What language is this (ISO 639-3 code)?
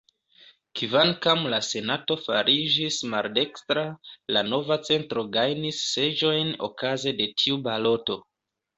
epo